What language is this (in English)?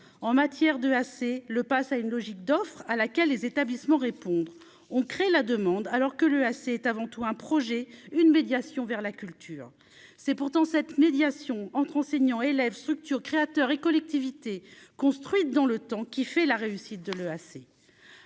French